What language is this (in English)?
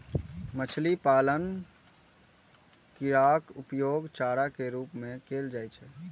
Maithili